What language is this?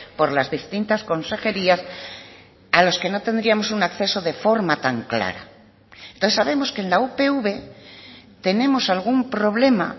Spanish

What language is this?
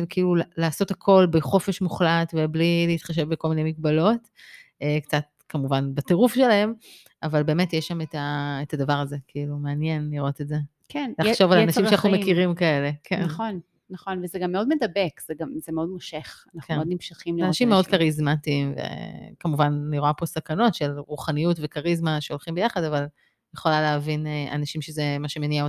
Hebrew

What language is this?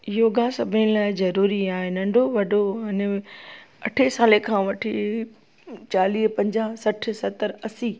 Sindhi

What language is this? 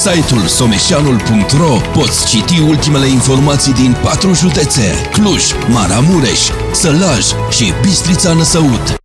Romanian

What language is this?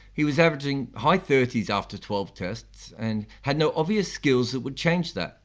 English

